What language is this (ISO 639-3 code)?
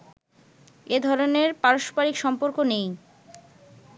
ben